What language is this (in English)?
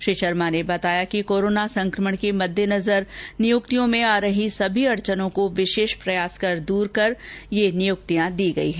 Hindi